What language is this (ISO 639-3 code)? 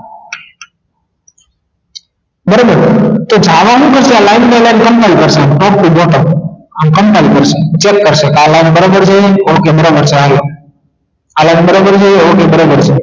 guj